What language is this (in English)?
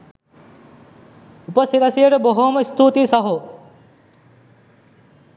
Sinhala